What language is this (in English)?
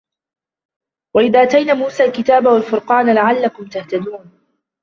Arabic